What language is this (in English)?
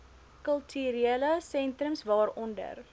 Afrikaans